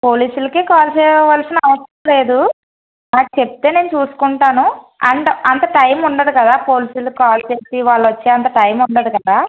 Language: Telugu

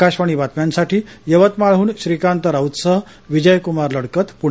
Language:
Marathi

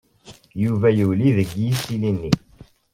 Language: Kabyle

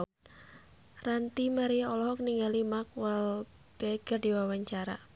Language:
Sundanese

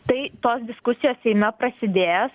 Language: Lithuanian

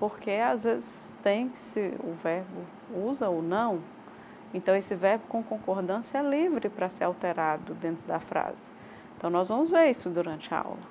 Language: Portuguese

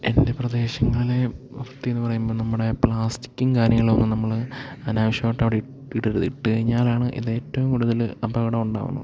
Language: Malayalam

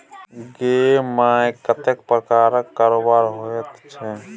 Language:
Maithili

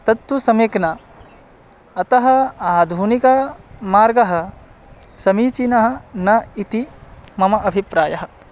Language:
Sanskrit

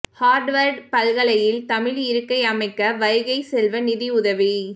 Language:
Tamil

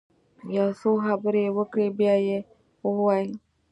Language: Pashto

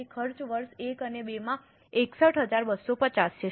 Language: Gujarati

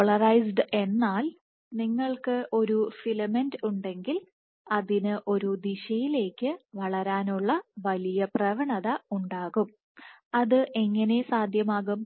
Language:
Malayalam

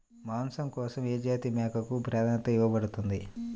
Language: Telugu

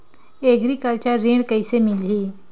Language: Chhattisgarhi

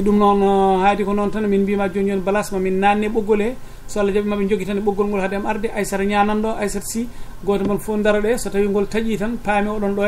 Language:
Arabic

